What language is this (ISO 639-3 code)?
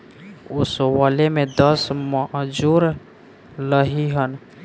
bho